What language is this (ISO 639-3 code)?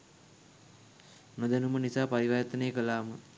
sin